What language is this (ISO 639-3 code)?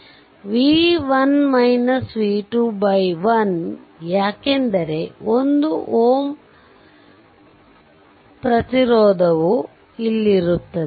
kan